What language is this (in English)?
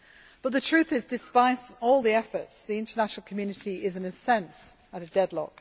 English